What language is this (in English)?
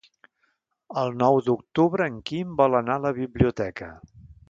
Catalan